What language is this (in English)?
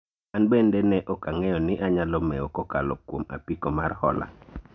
Luo (Kenya and Tanzania)